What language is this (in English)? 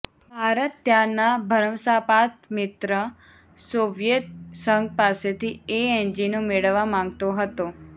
Gujarati